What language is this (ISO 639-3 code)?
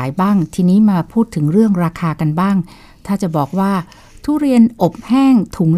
tha